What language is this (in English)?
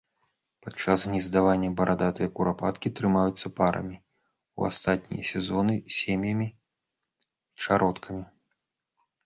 Belarusian